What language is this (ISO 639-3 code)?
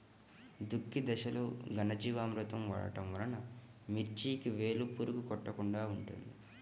tel